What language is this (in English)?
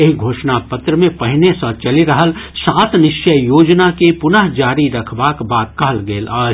Maithili